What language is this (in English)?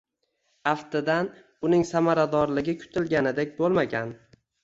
Uzbek